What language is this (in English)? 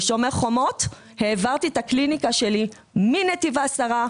Hebrew